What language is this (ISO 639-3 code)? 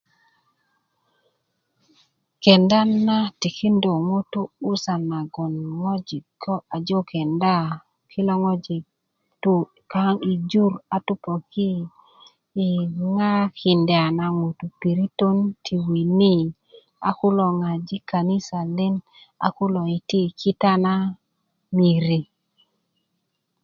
ukv